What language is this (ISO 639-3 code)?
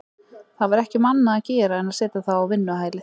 isl